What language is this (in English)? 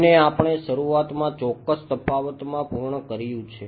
Gujarati